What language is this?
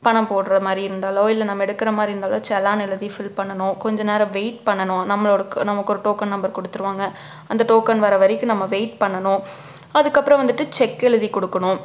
Tamil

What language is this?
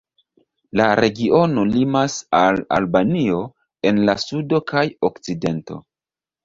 Esperanto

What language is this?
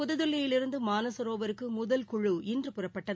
Tamil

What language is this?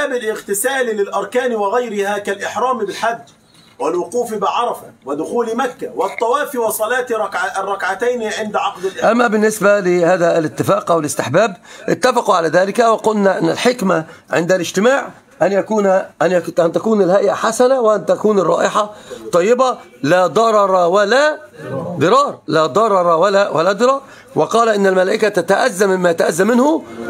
Arabic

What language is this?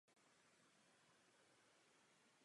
Czech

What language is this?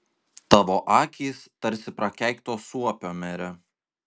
Lithuanian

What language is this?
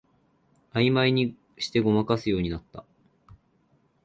Japanese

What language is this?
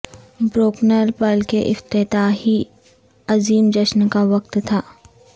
Urdu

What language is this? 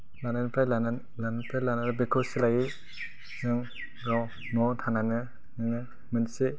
Bodo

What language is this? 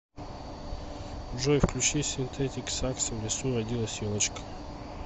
Russian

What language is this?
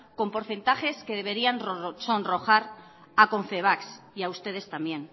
Spanish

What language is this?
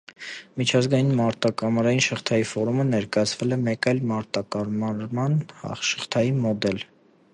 Armenian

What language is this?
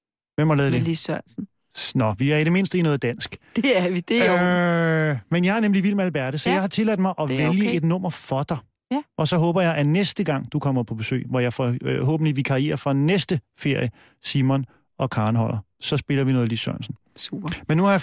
Danish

